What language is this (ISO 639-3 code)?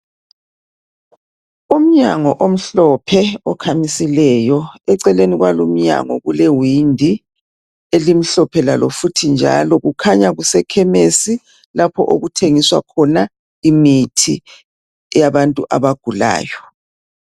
nde